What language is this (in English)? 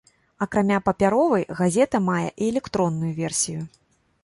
Belarusian